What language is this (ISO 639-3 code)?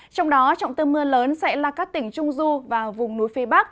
vie